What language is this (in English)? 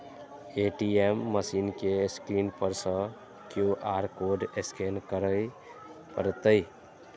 Maithili